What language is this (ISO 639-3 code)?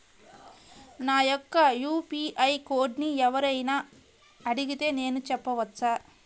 tel